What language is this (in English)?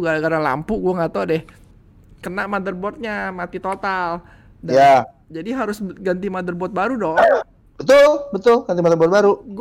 Indonesian